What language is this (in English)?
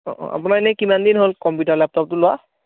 Assamese